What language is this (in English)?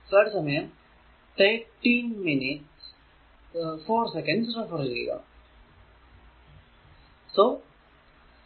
Malayalam